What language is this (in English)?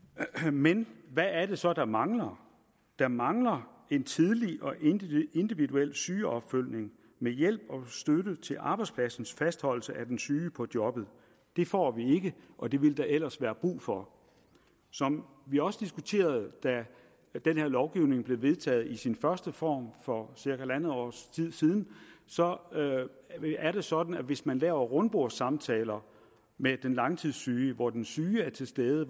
Danish